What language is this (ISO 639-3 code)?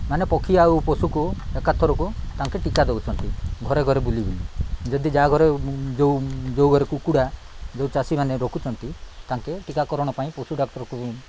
ori